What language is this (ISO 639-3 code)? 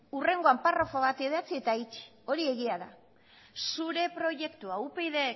eus